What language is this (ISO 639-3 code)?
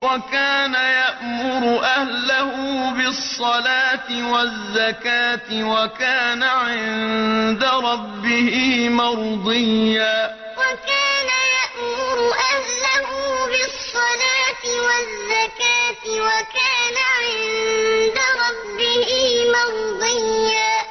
ara